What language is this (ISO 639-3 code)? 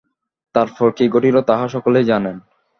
ben